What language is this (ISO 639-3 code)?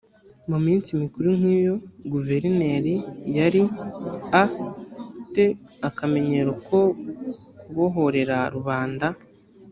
kin